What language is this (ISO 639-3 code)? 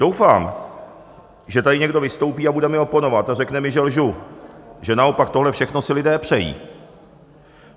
ces